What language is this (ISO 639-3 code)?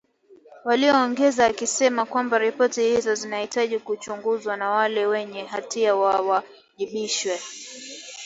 swa